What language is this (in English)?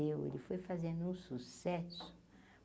Portuguese